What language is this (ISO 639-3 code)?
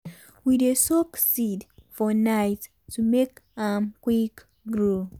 pcm